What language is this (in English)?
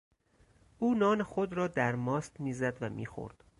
Persian